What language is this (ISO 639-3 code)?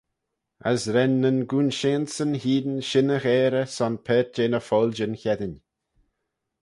glv